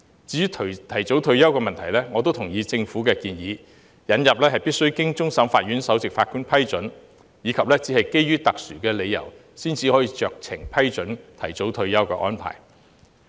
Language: Cantonese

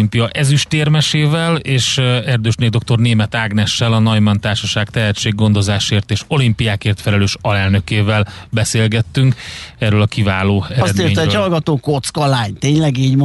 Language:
Hungarian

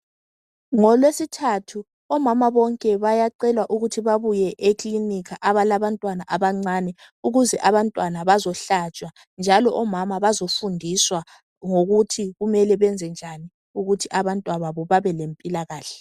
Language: North Ndebele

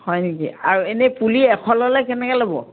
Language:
Assamese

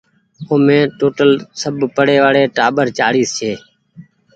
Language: Goaria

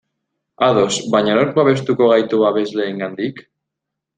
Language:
Basque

